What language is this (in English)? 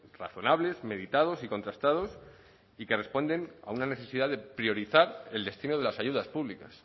Spanish